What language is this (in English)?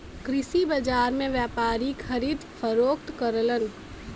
Bhojpuri